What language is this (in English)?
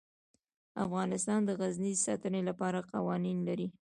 Pashto